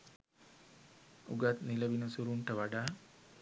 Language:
Sinhala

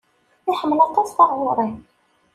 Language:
Kabyle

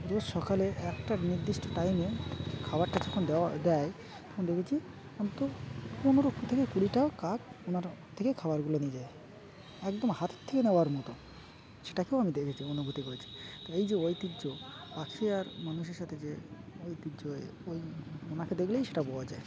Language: Bangla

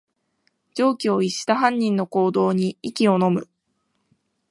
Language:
Japanese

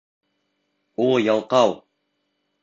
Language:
Bashkir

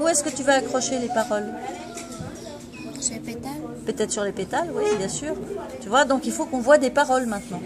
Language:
French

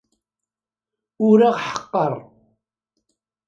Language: Kabyle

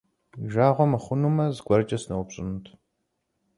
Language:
Kabardian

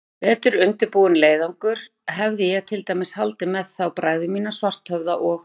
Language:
Icelandic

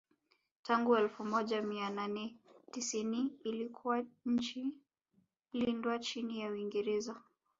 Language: Swahili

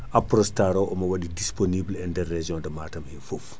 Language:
Fula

